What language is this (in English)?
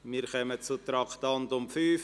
Swiss German